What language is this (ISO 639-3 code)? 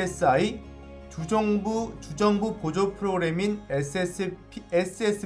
kor